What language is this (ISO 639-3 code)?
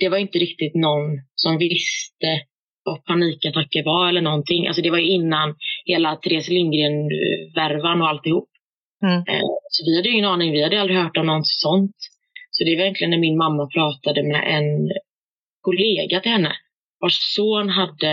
swe